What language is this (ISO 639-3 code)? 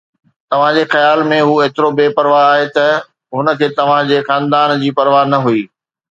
snd